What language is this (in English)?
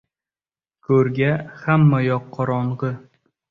Uzbek